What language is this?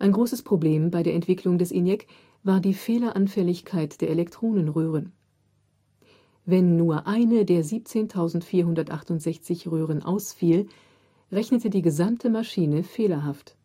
German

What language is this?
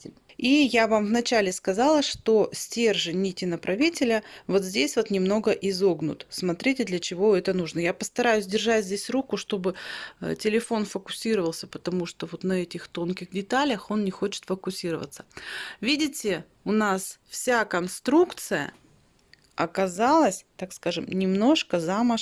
Russian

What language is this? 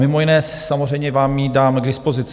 Czech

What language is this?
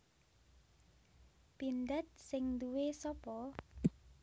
Javanese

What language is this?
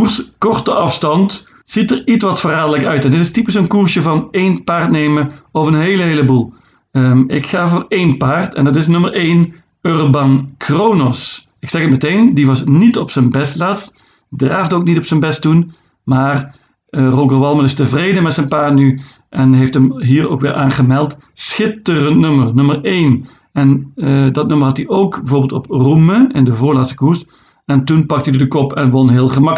Dutch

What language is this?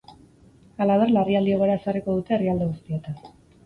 Basque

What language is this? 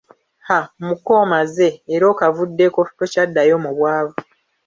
Ganda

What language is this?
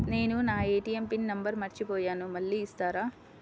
Telugu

